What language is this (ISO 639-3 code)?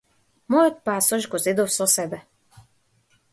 mkd